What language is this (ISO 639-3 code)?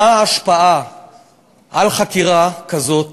heb